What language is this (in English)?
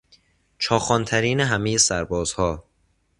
Persian